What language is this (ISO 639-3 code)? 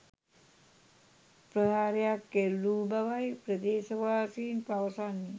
sin